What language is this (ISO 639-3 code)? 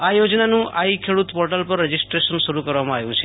guj